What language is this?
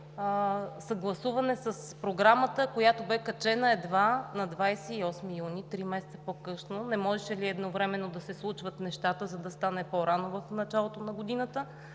Bulgarian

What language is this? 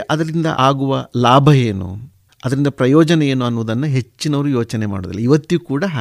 Kannada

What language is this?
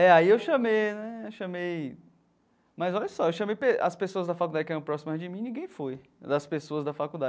Portuguese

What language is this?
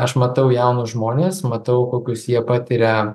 Lithuanian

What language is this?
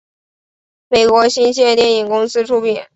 Chinese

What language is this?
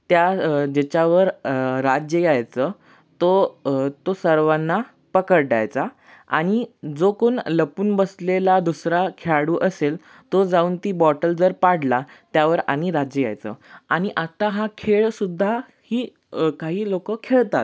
Marathi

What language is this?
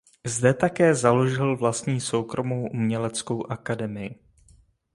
Czech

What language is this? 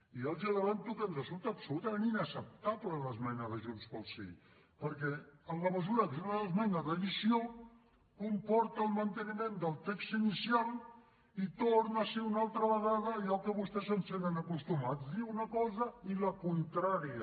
Catalan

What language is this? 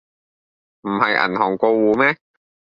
Cantonese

